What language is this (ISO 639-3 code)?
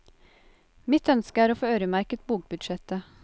nor